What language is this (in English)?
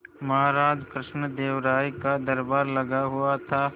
Hindi